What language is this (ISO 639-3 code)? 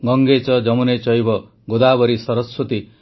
ori